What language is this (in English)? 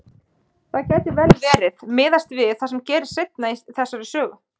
Icelandic